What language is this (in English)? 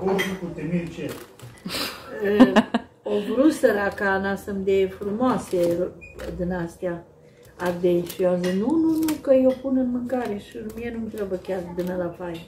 Romanian